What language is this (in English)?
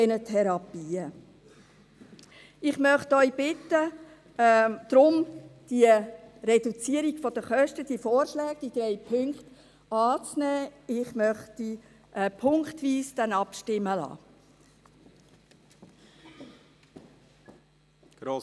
Swiss German